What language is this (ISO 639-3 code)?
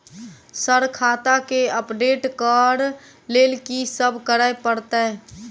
mai